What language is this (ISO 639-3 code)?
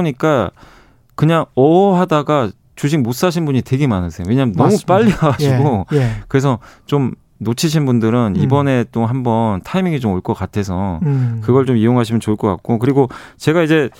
kor